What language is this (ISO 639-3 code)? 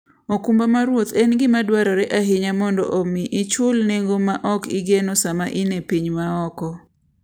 luo